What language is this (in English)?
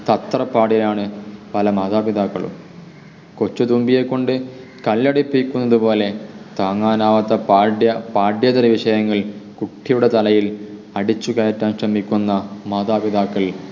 Malayalam